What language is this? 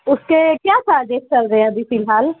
Urdu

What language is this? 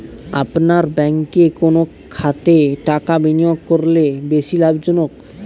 Bangla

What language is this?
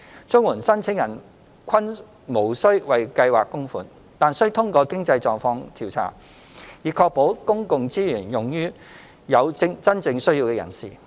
Cantonese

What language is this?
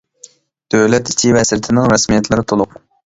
Uyghur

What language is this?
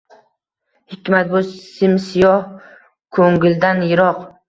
Uzbek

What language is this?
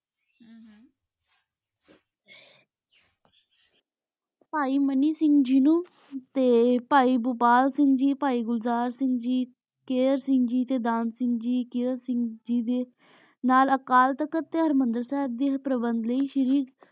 Punjabi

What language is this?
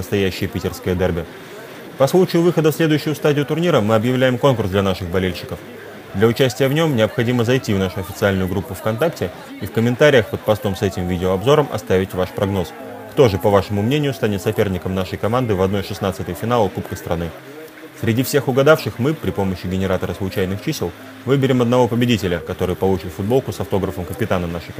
Russian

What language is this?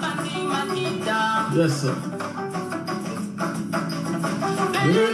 French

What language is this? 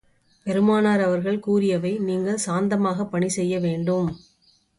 Tamil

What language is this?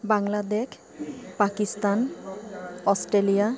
Assamese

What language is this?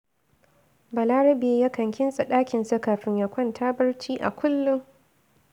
Hausa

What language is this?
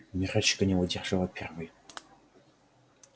Russian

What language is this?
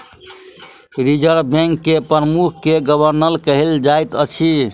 Maithili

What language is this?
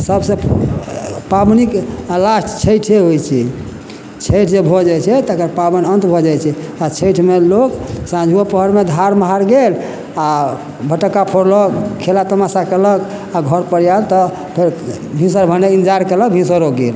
Maithili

